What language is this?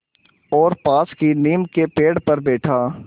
Hindi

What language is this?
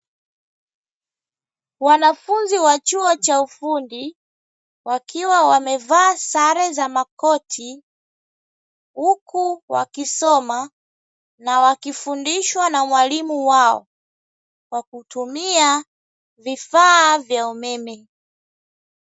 Swahili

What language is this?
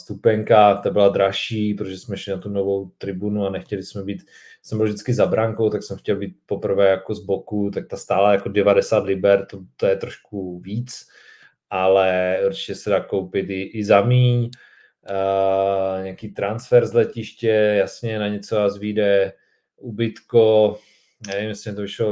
Czech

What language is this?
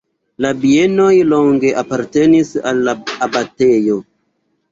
Esperanto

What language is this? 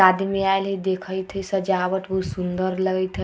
Hindi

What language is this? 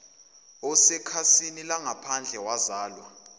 Zulu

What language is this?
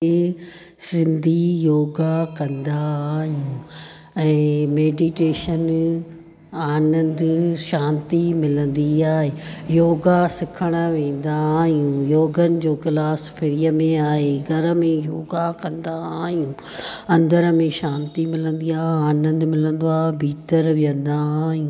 Sindhi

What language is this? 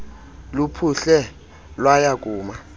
Xhosa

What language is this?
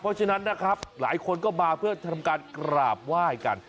Thai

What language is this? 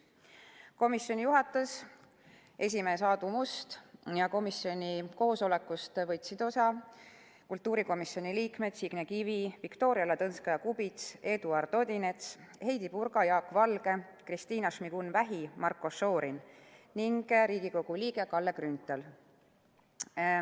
Estonian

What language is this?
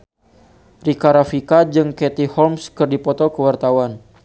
Sundanese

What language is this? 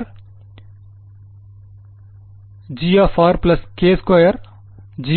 Tamil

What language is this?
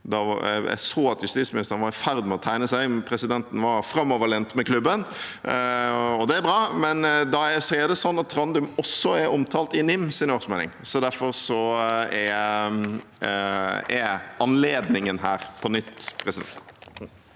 Norwegian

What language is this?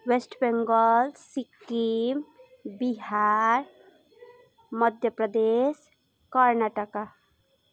Nepali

